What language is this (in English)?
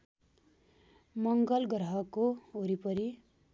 Nepali